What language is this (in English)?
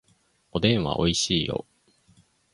Japanese